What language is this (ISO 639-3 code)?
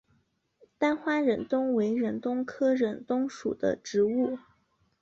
zho